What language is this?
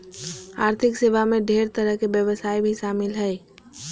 Magahi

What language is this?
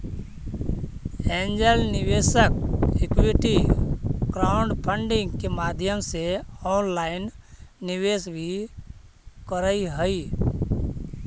Magahi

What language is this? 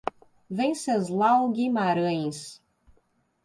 Portuguese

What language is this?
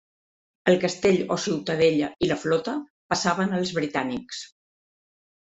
Catalan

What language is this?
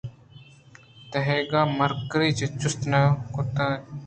Eastern Balochi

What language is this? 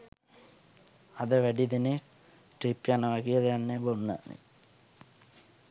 Sinhala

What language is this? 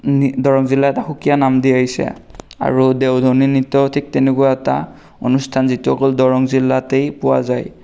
Assamese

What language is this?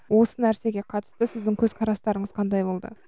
Kazakh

